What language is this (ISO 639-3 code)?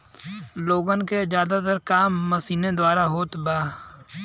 bho